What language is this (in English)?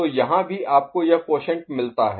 Hindi